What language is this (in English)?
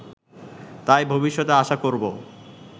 Bangla